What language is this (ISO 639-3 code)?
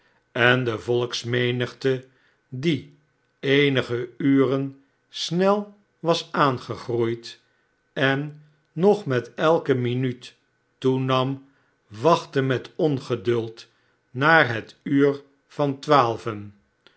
nld